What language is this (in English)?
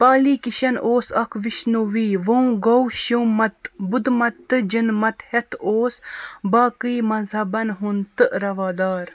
Kashmiri